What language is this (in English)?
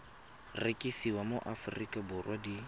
Tswana